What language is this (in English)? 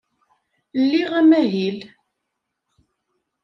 Kabyle